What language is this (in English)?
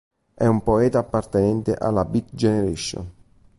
Italian